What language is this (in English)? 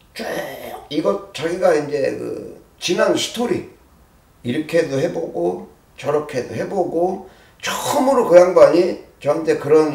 Korean